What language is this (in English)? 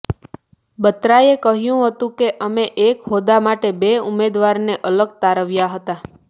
Gujarati